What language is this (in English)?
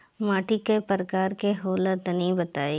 Bhojpuri